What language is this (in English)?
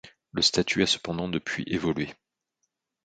French